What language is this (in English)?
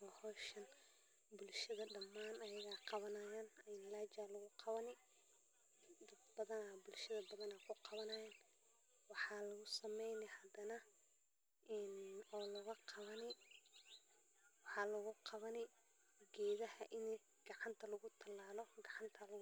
Somali